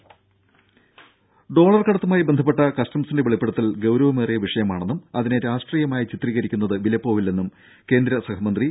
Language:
Malayalam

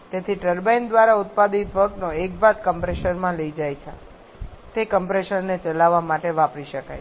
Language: Gujarati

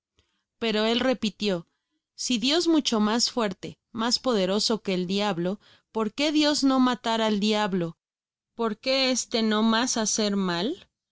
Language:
Spanish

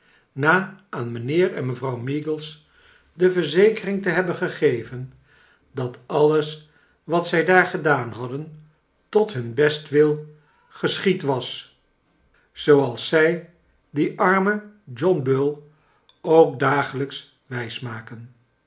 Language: Dutch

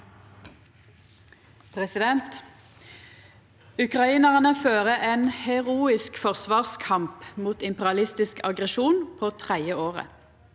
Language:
Norwegian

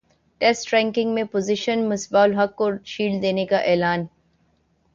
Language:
Urdu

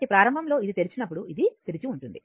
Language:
Telugu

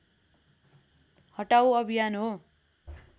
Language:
Nepali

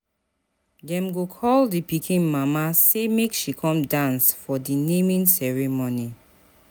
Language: Nigerian Pidgin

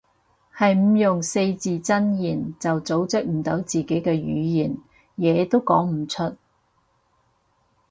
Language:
Cantonese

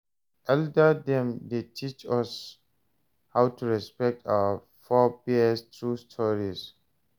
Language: Nigerian Pidgin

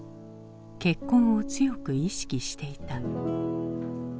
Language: Japanese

